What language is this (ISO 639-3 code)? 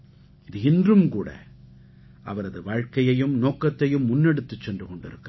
tam